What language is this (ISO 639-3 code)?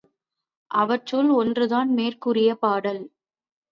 tam